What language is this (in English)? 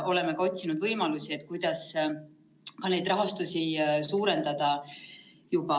Estonian